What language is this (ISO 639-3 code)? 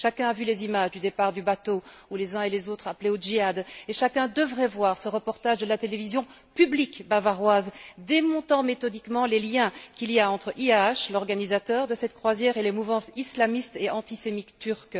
fra